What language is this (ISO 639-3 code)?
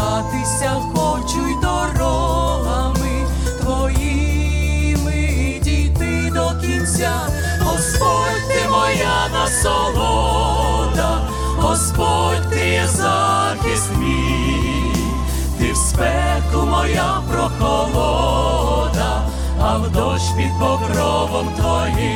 ukr